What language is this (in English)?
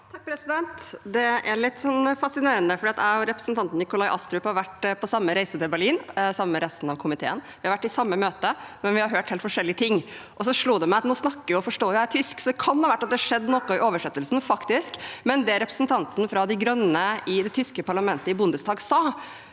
Norwegian